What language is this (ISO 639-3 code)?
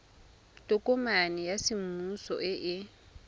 tsn